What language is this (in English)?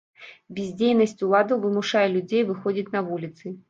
Belarusian